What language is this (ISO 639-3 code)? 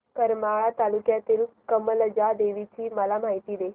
mar